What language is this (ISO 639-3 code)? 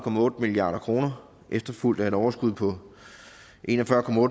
dan